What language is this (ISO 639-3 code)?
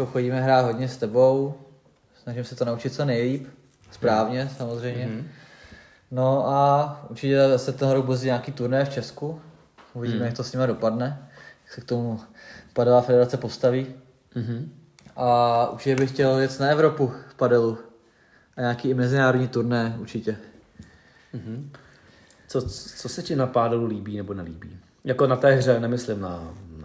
ces